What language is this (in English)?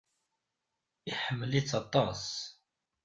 Kabyle